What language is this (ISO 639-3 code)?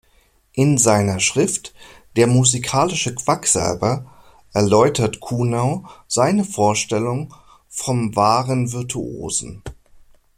deu